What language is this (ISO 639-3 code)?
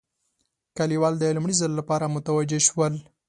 pus